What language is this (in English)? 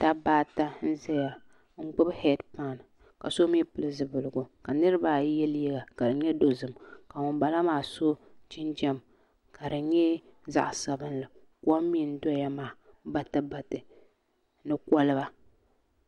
Dagbani